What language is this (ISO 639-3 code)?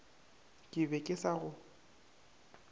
nso